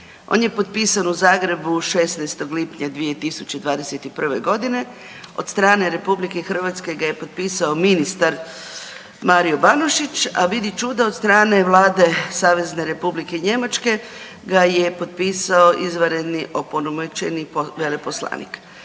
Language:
Croatian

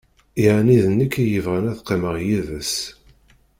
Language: Kabyle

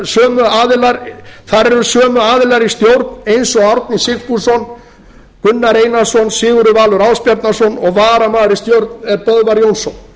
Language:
Icelandic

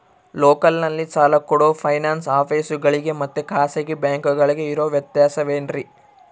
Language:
Kannada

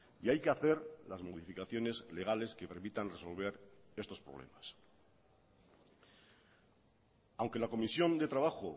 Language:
Spanish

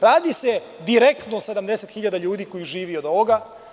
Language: Serbian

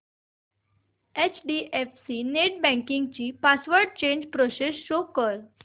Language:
Marathi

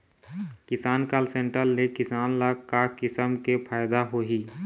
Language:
Chhattisgarhi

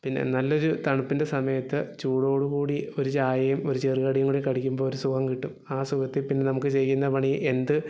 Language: Malayalam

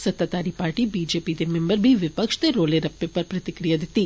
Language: Dogri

